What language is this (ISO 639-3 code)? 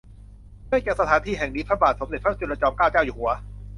tha